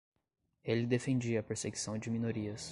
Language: Portuguese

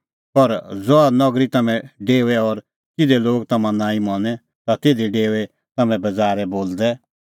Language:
Kullu Pahari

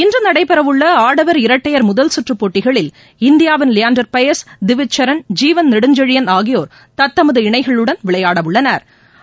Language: Tamil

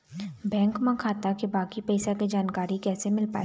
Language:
Chhattisgarhi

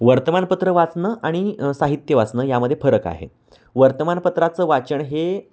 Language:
Marathi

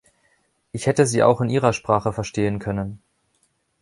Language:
German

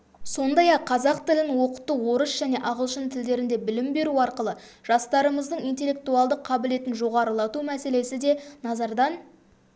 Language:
Kazakh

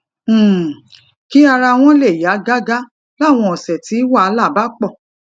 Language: Yoruba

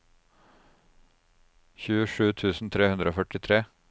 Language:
Norwegian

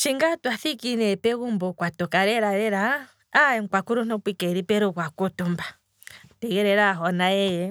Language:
Kwambi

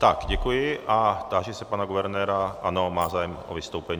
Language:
Czech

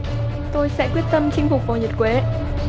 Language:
Vietnamese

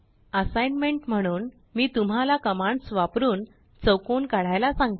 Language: Marathi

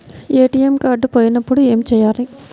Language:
Telugu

